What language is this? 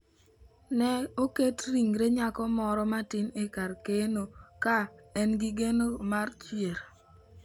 Luo (Kenya and Tanzania)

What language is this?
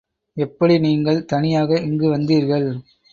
Tamil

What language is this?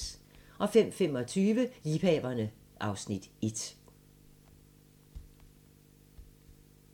Danish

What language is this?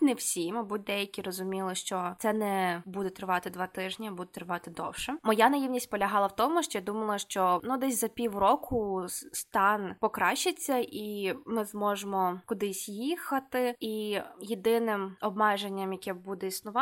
Ukrainian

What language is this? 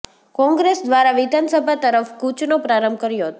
Gujarati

